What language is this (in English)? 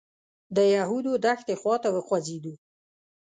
Pashto